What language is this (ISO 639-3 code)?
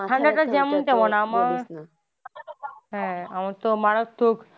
ben